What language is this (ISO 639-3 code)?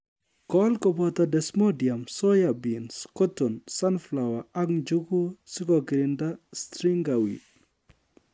kln